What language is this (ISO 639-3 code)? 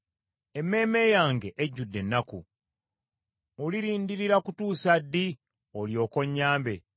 lug